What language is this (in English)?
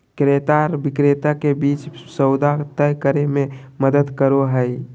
Magahi